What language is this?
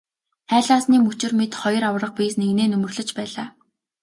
Mongolian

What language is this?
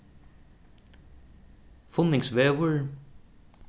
Faroese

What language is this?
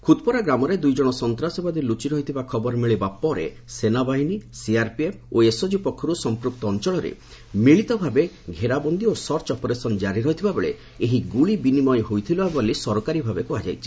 Odia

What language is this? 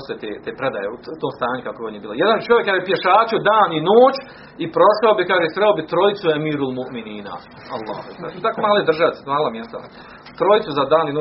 Croatian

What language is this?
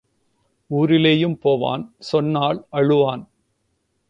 Tamil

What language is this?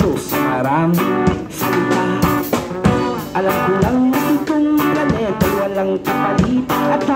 Indonesian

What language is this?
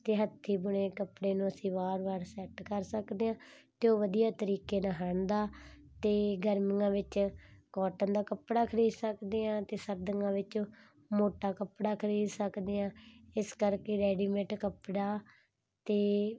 Punjabi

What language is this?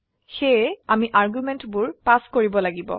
Assamese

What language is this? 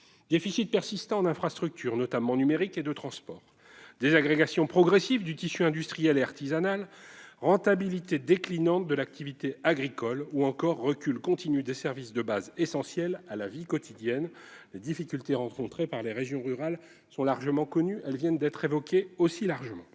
French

